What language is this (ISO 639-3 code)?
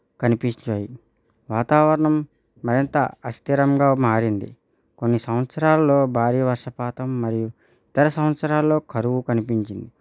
tel